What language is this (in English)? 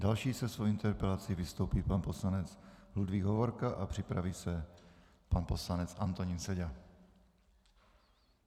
Czech